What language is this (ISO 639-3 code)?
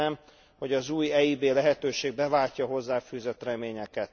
hun